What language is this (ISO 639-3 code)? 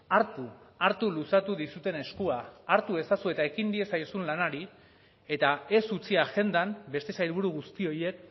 eus